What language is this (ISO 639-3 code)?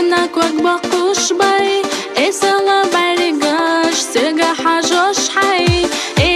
pol